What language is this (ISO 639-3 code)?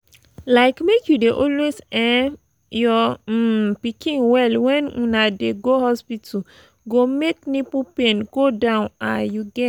pcm